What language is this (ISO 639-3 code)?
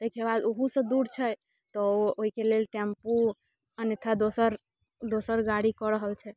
mai